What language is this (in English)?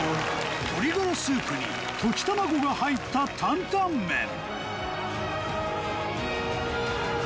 Japanese